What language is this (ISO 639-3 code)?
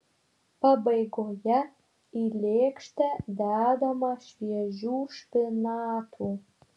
lit